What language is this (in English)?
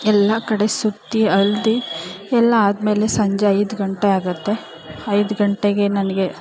Kannada